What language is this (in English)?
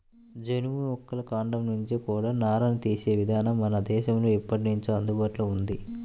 Telugu